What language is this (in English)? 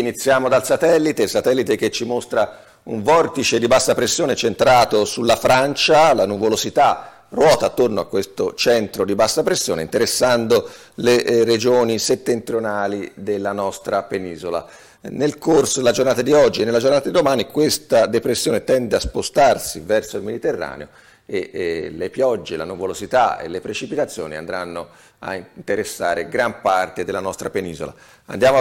Italian